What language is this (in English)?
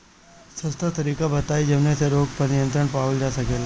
Bhojpuri